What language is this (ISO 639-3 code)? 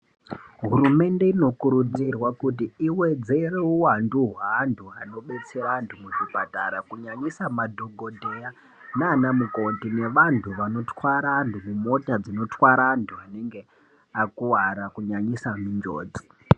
ndc